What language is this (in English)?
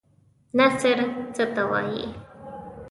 Pashto